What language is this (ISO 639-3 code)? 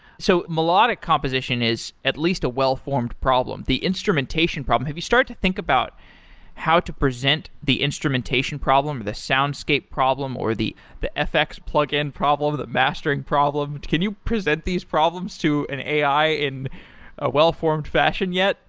eng